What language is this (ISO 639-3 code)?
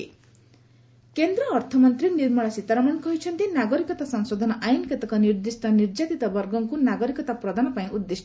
ori